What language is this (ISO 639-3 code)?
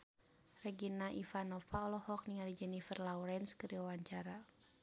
sun